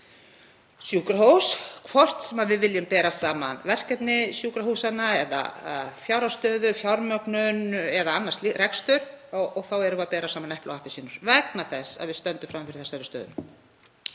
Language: Icelandic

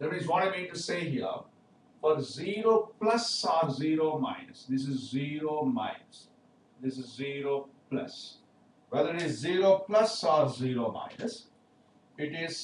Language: English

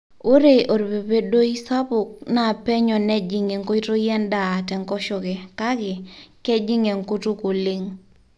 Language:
Masai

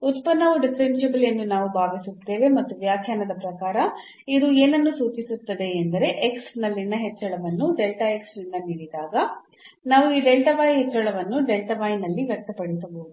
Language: Kannada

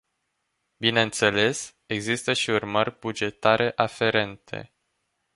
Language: Romanian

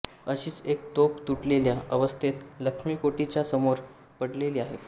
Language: Marathi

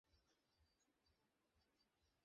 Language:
Bangla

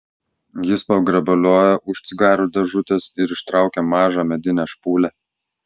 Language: Lithuanian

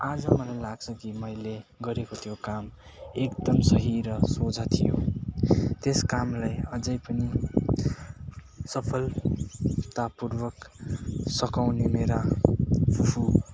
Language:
Nepali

